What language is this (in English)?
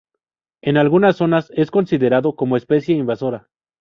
Spanish